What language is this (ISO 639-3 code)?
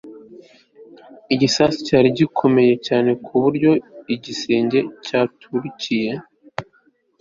kin